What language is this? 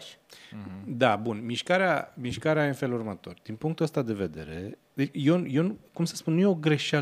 Romanian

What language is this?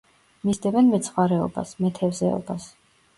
Georgian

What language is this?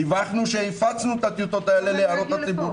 Hebrew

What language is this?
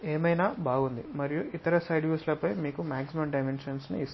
Telugu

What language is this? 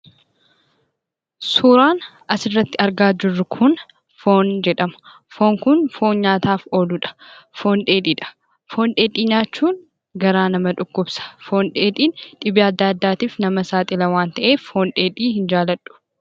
Oromo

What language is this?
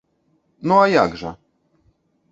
Belarusian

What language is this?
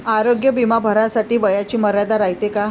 Marathi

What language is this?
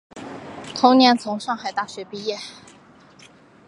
Chinese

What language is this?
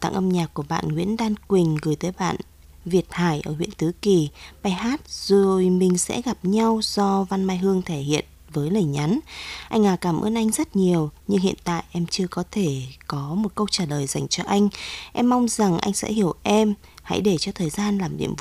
Vietnamese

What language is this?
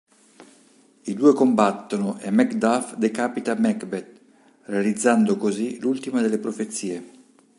Italian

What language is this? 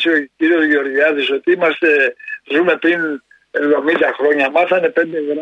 Greek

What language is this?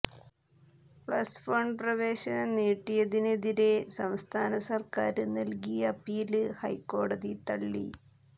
Malayalam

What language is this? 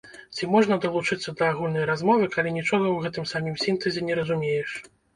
Belarusian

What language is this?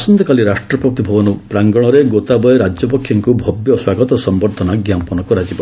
Odia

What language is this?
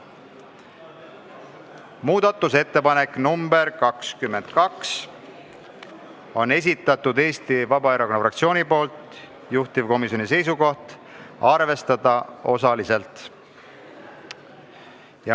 Estonian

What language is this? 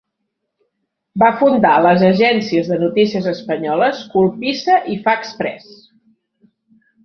Catalan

